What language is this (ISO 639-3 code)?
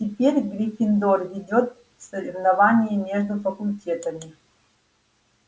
rus